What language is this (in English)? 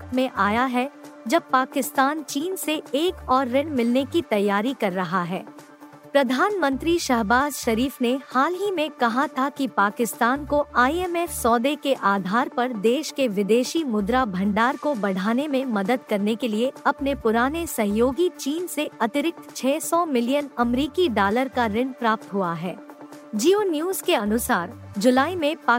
Hindi